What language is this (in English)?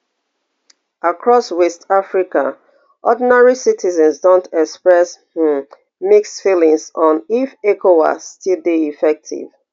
Nigerian Pidgin